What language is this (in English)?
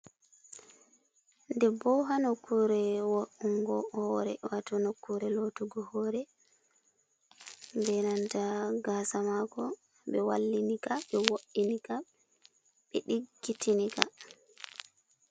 Fula